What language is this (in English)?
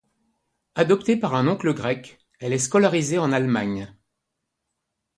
French